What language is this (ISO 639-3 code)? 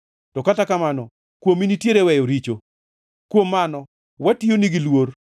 luo